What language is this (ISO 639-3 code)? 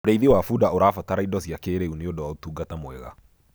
kik